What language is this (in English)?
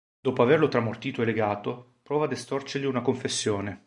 Italian